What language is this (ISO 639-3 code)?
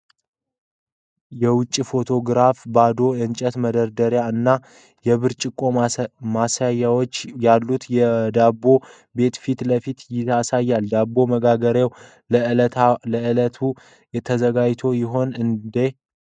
amh